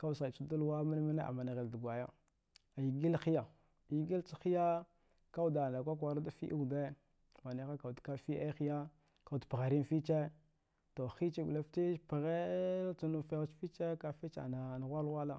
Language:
Dghwede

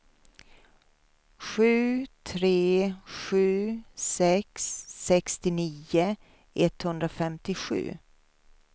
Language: Swedish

